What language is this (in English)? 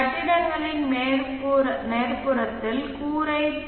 Tamil